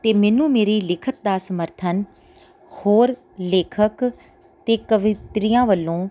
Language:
Punjabi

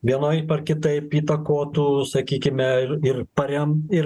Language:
Lithuanian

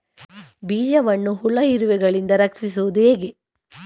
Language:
Kannada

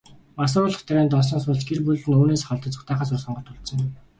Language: Mongolian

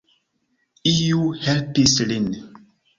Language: Esperanto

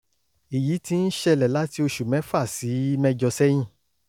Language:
Yoruba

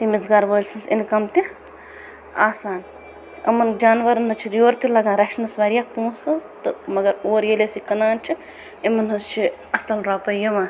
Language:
Kashmiri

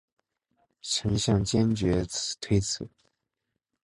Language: Chinese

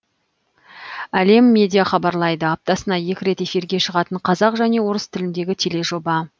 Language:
Kazakh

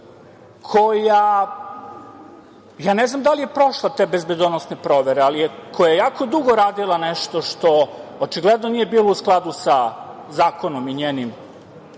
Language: Serbian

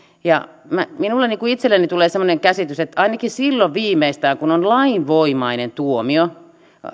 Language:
Finnish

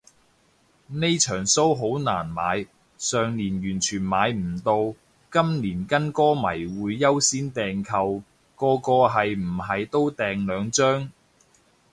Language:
Cantonese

